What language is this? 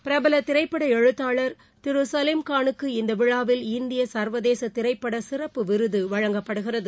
Tamil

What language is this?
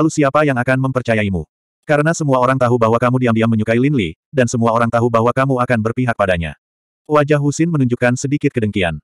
Indonesian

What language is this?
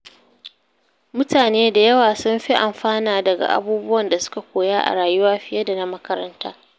Hausa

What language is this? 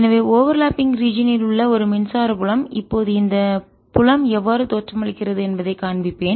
Tamil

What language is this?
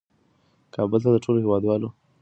Pashto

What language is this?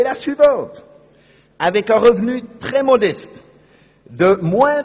Swiss German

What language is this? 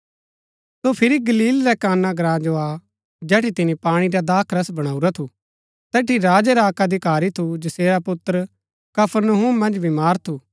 Gaddi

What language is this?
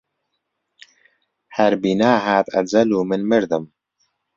Central Kurdish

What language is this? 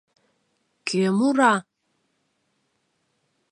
Mari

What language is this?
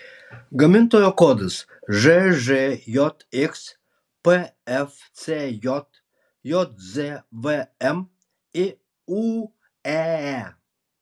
Lithuanian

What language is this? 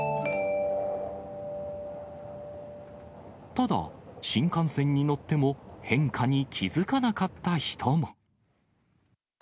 Japanese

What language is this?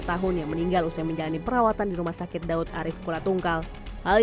Indonesian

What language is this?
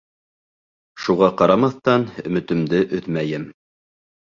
Bashkir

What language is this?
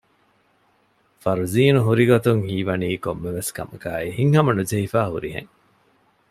Divehi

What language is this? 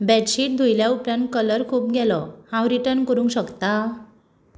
Konkani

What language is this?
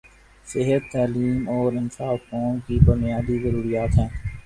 Urdu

